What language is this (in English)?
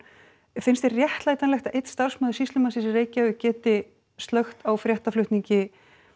Icelandic